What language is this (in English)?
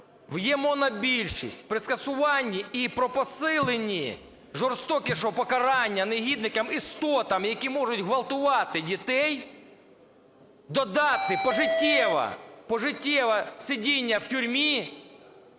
Ukrainian